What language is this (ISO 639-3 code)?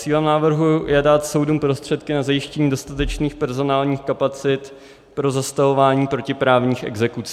ces